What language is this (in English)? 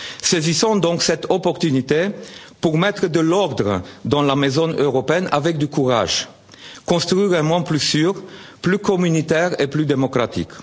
French